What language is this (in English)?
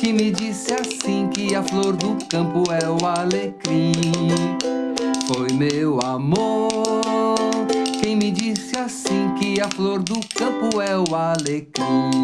Portuguese